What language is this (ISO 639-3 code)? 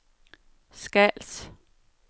dan